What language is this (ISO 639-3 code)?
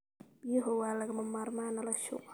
som